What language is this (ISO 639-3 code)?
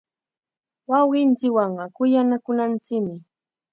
qxa